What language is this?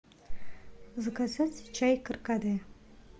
Russian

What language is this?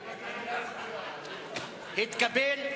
Hebrew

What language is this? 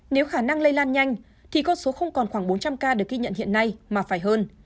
Vietnamese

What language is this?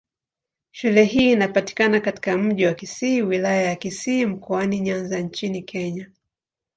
Swahili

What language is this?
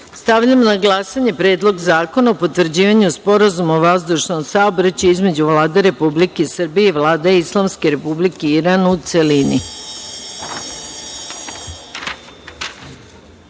Serbian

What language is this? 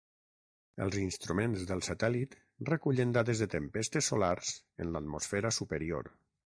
Catalan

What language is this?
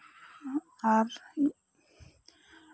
Santali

